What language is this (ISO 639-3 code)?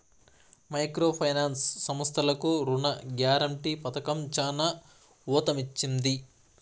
tel